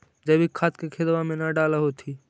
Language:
Magahi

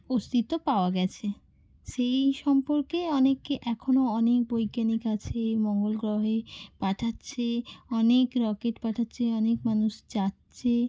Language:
Bangla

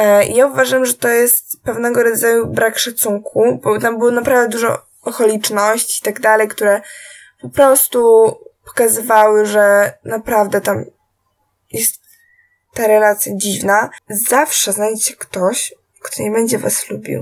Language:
Polish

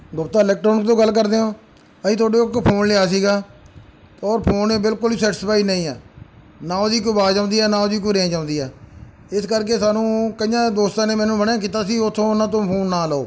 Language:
Punjabi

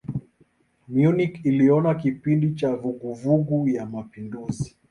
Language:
Swahili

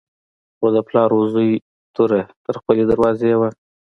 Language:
Pashto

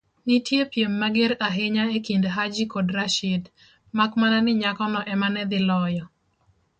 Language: Luo (Kenya and Tanzania)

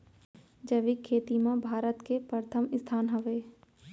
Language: Chhattisgarhi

